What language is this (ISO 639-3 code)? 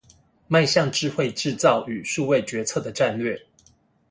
zho